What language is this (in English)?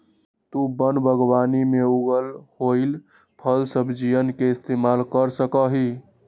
Magahi